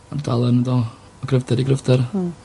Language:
Welsh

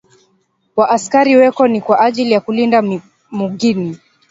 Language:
Swahili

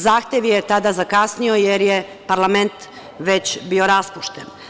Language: Serbian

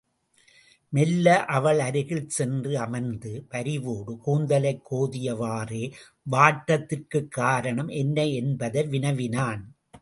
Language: Tamil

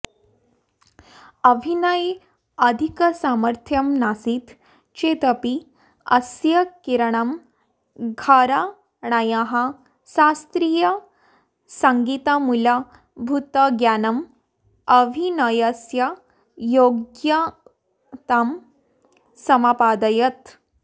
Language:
Sanskrit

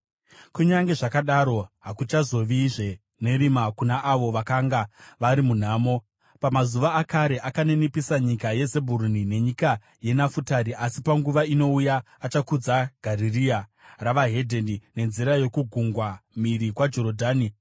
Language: Shona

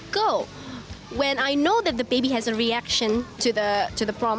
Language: Indonesian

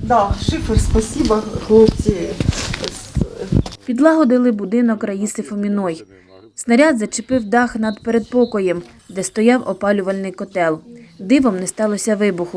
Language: Ukrainian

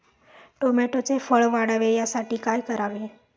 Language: Marathi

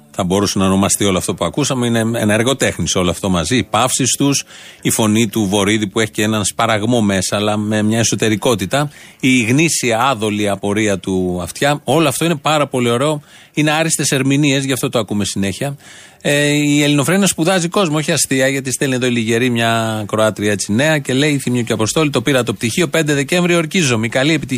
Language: Greek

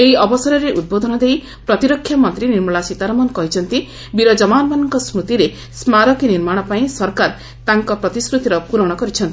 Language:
Odia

